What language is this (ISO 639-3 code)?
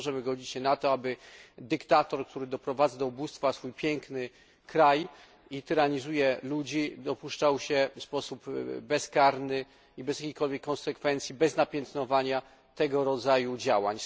pol